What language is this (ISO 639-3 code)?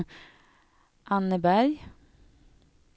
swe